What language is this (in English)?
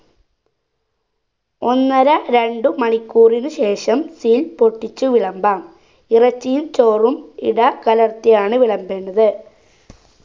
Malayalam